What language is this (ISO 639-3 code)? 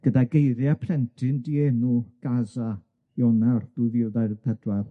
cym